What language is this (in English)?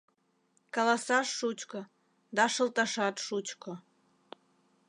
Mari